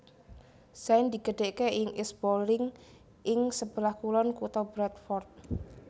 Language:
Javanese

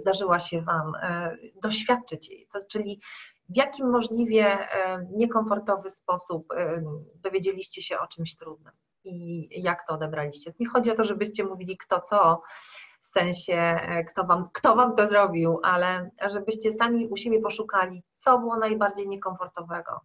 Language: Polish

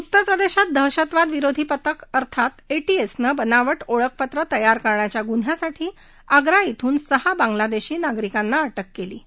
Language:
Marathi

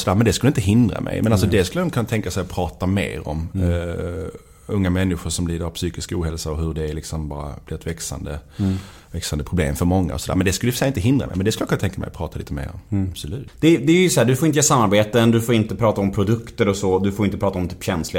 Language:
Swedish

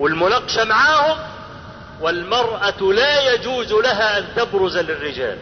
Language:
Arabic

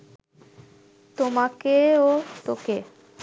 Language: Bangla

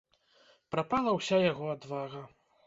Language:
Belarusian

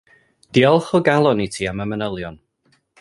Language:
Welsh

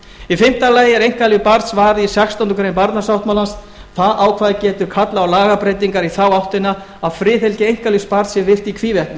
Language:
Icelandic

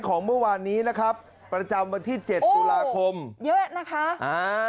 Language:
Thai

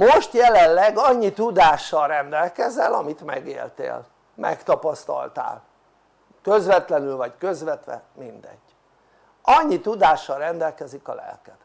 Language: Hungarian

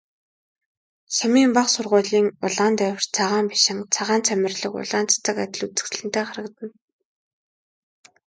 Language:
Mongolian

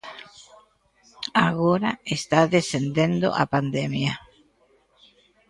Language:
Galician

